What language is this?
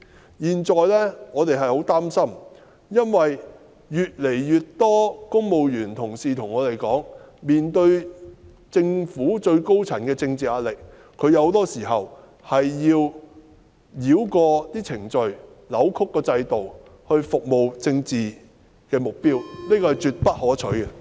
Cantonese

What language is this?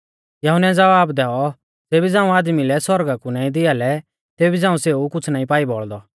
Mahasu Pahari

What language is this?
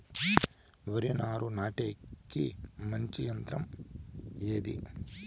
Telugu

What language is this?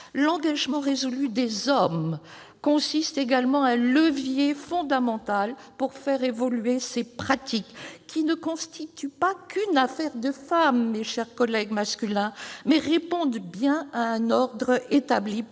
French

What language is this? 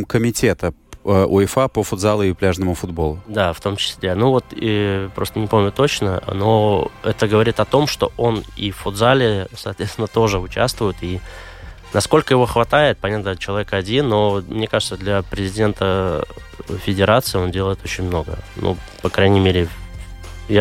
Russian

